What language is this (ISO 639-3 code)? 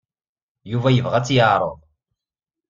kab